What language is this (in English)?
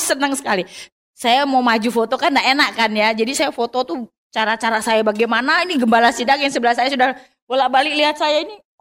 Indonesian